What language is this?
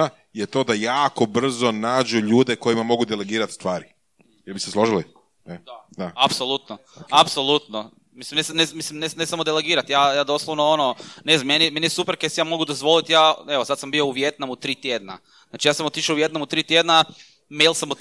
Croatian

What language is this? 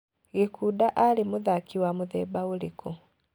Kikuyu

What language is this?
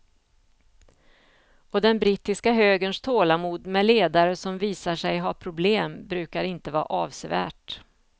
Swedish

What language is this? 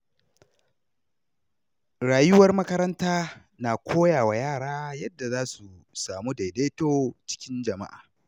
Hausa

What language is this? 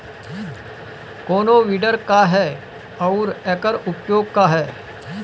Bhojpuri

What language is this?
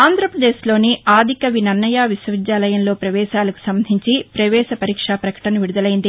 Telugu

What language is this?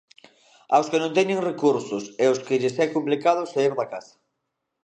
Galician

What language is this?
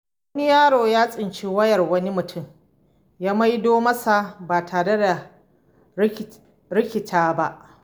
Hausa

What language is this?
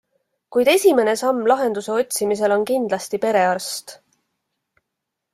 Estonian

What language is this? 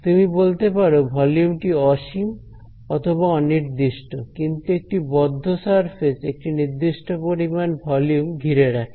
Bangla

